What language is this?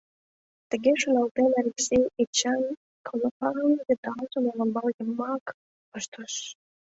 Mari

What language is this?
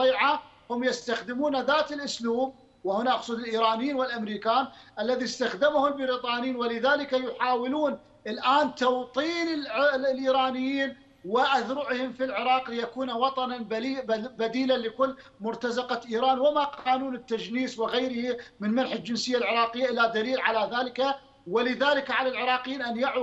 Arabic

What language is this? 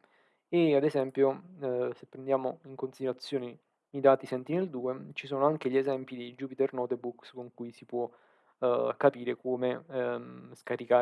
Italian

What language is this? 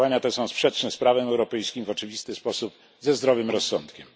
Polish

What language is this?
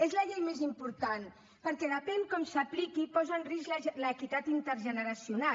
Catalan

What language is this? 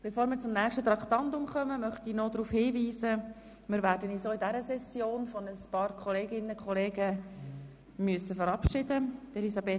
Swiss German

